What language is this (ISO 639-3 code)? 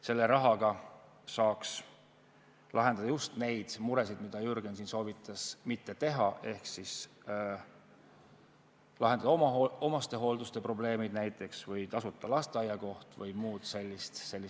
est